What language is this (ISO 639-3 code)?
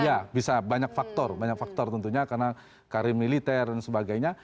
ind